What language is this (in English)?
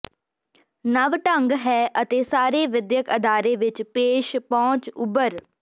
Punjabi